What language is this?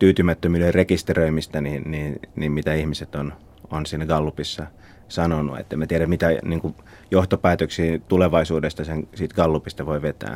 Finnish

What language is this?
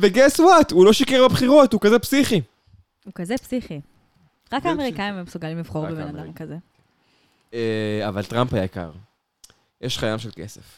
Hebrew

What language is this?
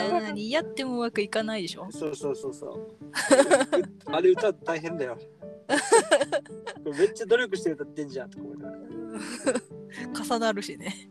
Japanese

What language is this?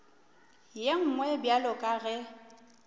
Northern Sotho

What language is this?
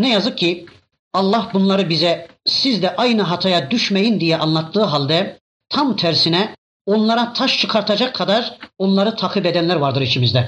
Turkish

